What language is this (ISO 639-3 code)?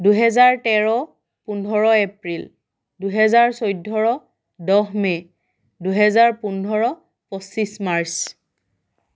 asm